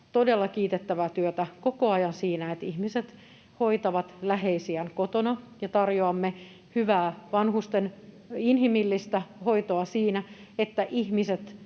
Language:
Finnish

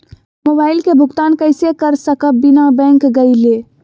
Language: Magahi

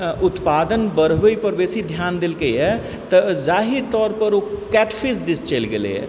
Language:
Maithili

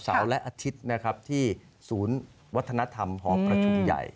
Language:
Thai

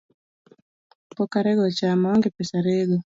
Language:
Luo (Kenya and Tanzania)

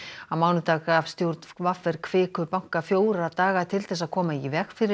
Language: Icelandic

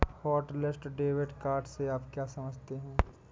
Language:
Hindi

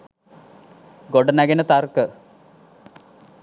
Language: Sinhala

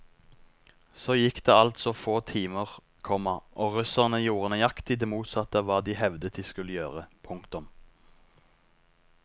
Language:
Norwegian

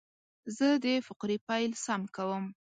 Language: Pashto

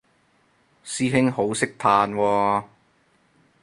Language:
Cantonese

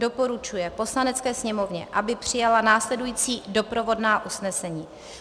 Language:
Czech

